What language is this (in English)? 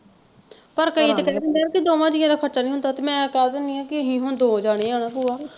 Punjabi